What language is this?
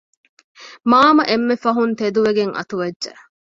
Divehi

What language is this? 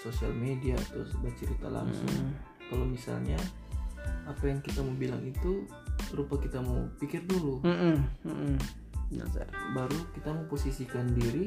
Indonesian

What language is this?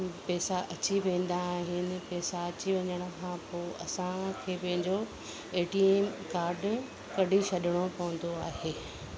Sindhi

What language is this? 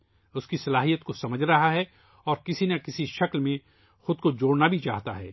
Urdu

